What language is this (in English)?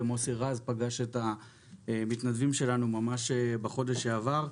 Hebrew